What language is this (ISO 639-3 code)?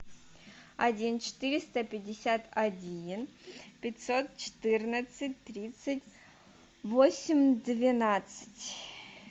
rus